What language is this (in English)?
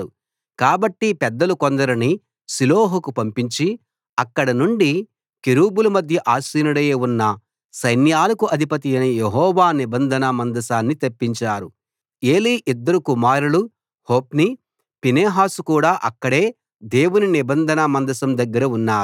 Telugu